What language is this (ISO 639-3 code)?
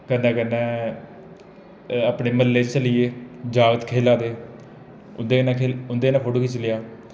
doi